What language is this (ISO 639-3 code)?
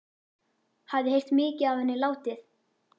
isl